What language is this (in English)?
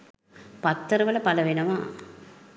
Sinhala